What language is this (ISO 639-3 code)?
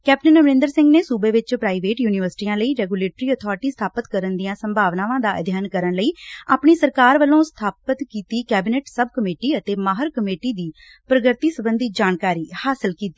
pan